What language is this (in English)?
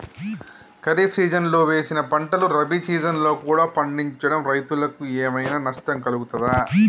Telugu